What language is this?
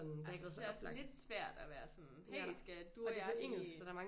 Danish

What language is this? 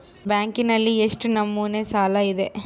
Kannada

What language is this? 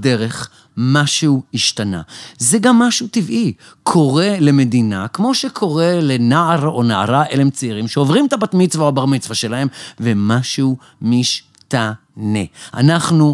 Hebrew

